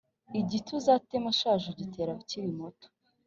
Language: Kinyarwanda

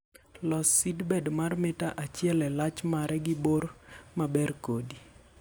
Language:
Luo (Kenya and Tanzania)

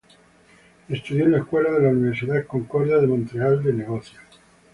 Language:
Spanish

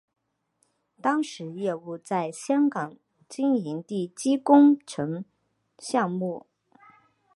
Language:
Chinese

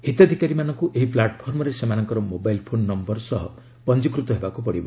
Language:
Odia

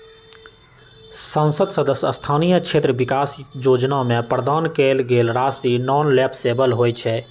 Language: Magahi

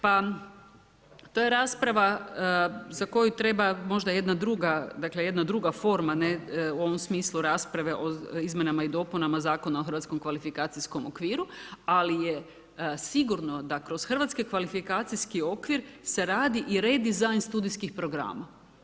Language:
Croatian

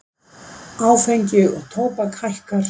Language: Icelandic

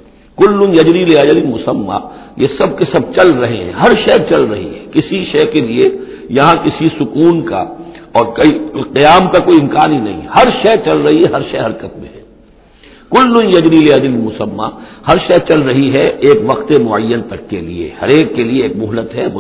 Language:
Urdu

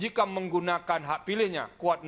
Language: Indonesian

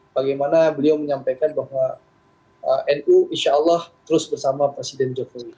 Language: Indonesian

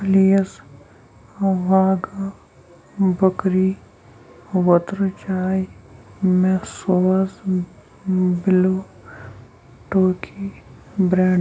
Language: Kashmiri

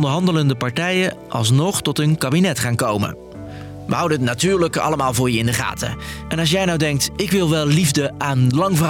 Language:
Dutch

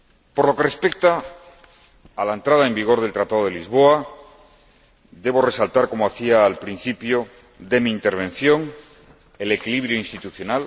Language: Spanish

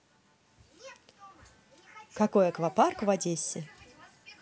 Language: Russian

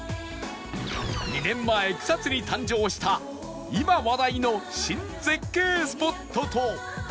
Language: Japanese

